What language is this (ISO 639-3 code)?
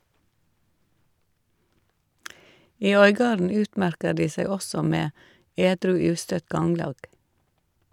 nor